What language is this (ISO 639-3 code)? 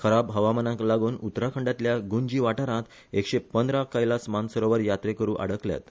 kok